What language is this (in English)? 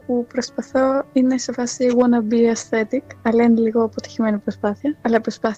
Greek